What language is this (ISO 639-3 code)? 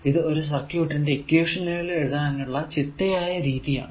mal